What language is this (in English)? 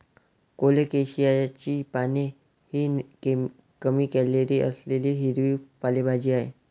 Marathi